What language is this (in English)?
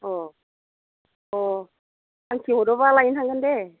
Bodo